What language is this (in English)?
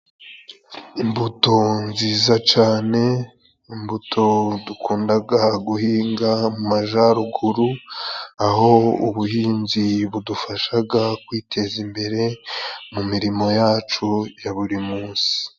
Kinyarwanda